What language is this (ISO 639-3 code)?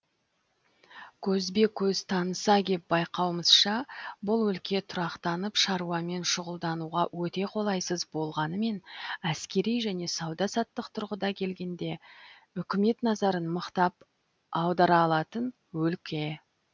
kaz